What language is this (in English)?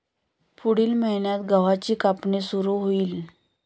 Marathi